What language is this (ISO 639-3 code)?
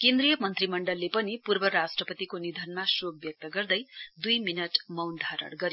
nep